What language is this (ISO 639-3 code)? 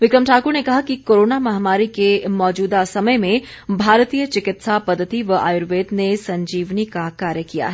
hin